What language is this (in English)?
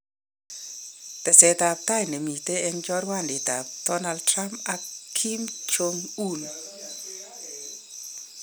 Kalenjin